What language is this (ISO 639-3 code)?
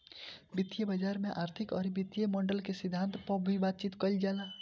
bho